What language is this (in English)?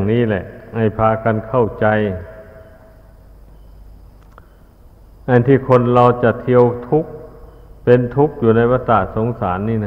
Thai